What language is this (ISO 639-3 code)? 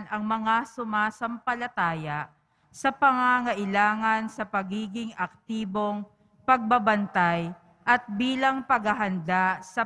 fil